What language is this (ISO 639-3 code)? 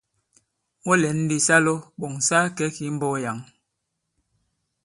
abb